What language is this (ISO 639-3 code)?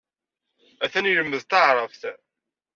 kab